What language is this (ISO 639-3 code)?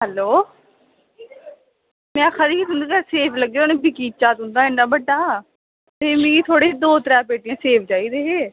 doi